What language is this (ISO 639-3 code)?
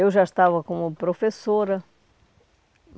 por